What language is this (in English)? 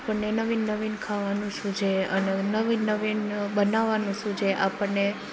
Gujarati